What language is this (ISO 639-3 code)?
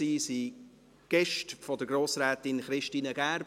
gsw